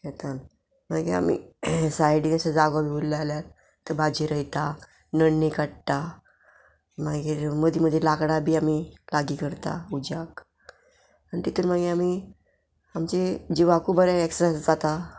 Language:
Konkani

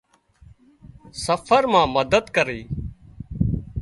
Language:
Wadiyara Koli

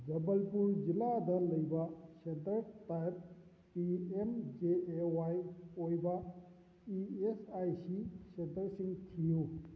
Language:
Manipuri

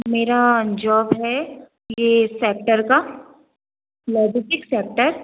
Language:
Hindi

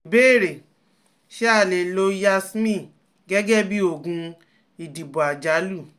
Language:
Yoruba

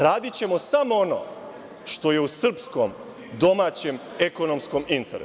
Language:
Serbian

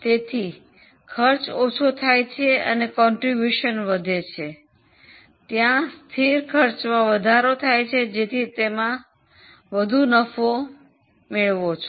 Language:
Gujarati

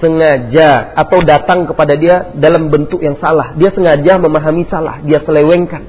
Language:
Malay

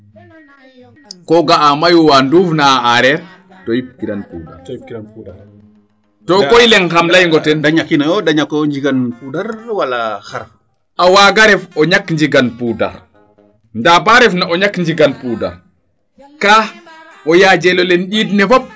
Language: Serer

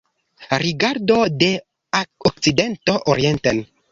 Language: Esperanto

